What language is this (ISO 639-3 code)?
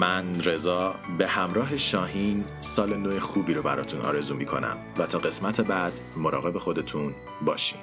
fas